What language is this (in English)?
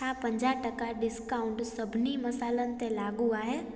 Sindhi